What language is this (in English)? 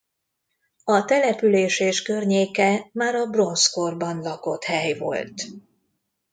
Hungarian